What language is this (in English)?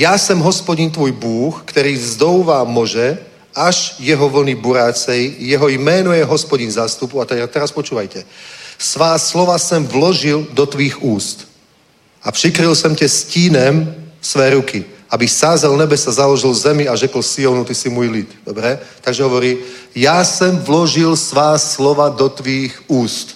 Czech